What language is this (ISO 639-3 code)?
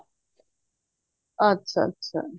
pan